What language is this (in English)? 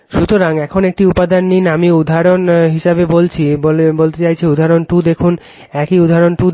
Bangla